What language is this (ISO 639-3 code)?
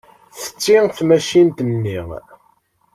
kab